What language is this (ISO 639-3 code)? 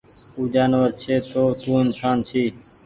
gig